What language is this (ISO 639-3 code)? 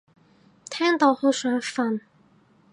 yue